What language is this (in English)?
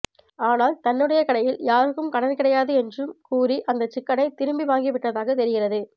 Tamil